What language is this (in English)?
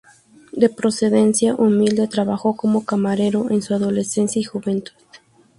Spanish